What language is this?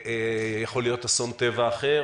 Hebrew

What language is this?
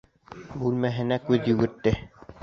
Bashkir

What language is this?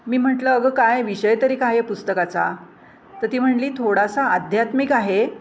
Marathi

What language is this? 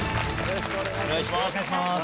Japanese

